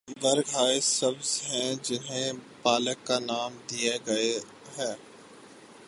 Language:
Urdu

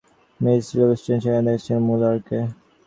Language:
Bangla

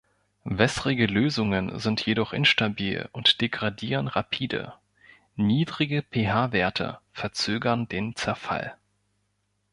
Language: German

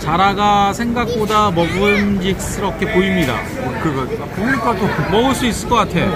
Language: Korean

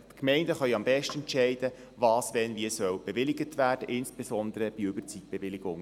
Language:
Swiss German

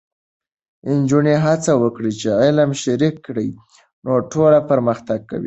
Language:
Pashto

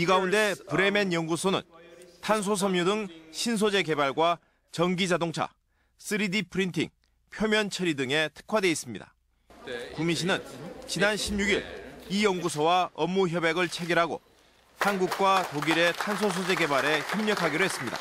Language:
Korean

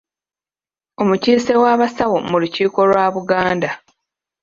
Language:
Ganda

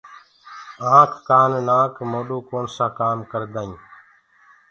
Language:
Gurgula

